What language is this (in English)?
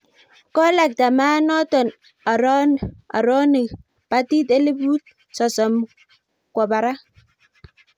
Kalenjin